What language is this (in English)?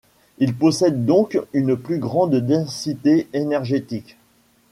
French